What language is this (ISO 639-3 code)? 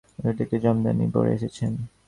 ben